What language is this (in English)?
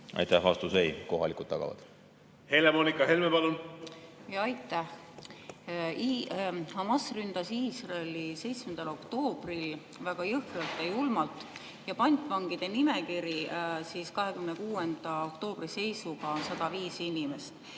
Estonian